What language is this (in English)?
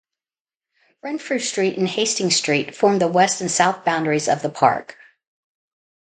English